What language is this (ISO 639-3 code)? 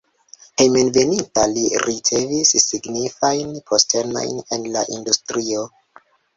epo